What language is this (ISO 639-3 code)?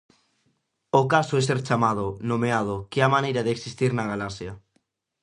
glg